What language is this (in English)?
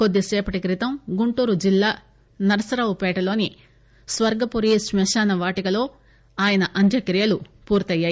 Telugu